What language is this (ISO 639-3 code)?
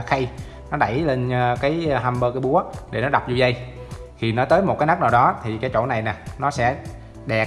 vie